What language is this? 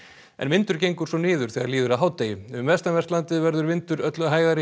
Icelandic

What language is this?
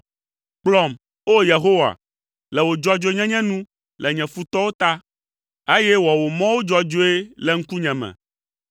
Ewe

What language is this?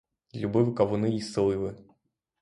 Ukrainian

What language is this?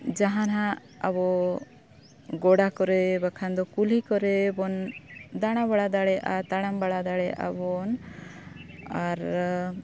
Santali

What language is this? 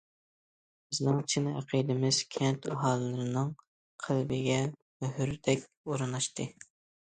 Uyghur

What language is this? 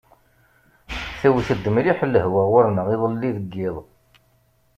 Kabyle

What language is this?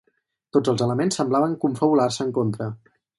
Catalan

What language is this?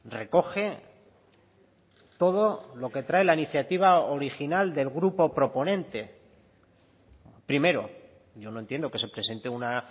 Spanish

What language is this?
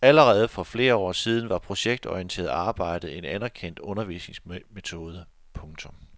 Danish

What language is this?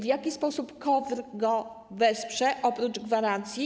Polish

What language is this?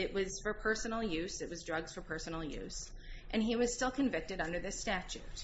English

